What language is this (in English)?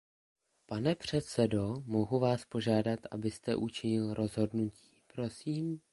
Czech